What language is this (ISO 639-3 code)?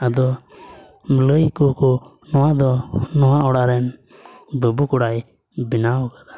sat